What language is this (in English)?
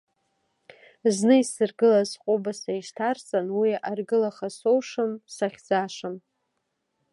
Abkhazian